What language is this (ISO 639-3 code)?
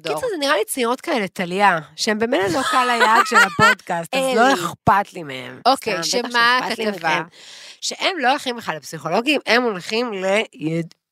heb